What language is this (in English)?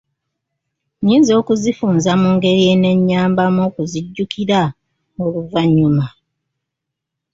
Ganda